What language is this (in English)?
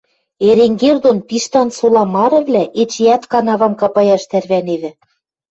Western Mari